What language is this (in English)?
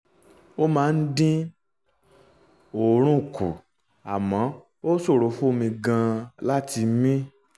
Yoruba